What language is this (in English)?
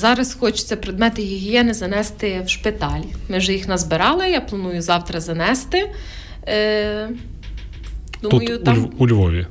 Ukrainian